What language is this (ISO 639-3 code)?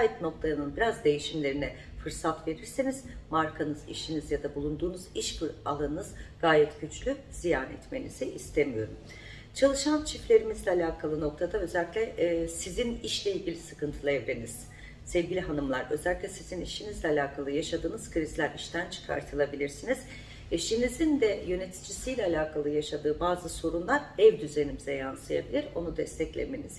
tur